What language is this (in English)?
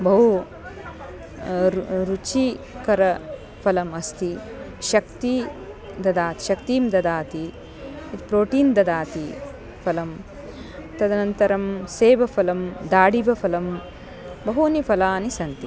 Sanskrit